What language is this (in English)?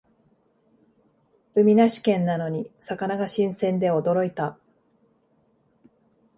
Japanese